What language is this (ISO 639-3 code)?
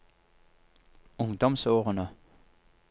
nor